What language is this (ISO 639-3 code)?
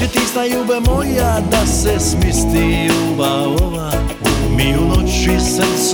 hrv